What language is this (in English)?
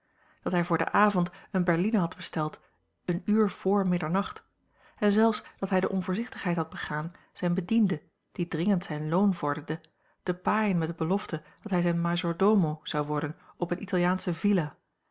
Dutch